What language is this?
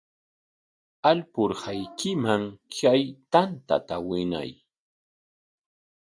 Corongo Ancash Quechua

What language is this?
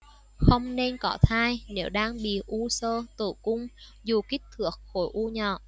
Vietnamese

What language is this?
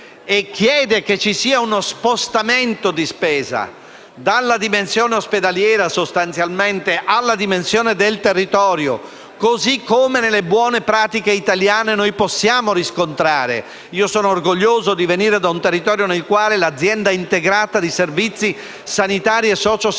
Italian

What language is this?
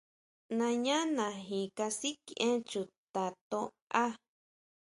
Huautla Mazatec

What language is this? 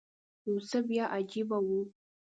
Pashto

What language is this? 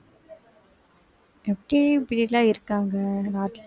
Tamil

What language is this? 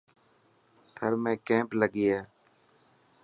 Dhatki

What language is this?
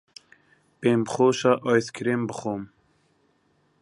Central Kurdish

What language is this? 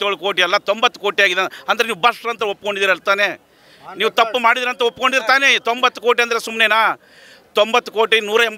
Kannada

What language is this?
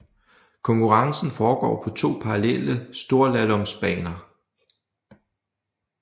Danish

